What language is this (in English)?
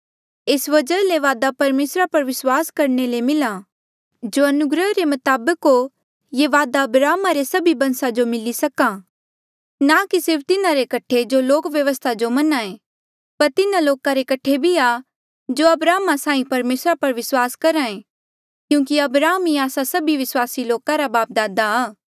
Mandeali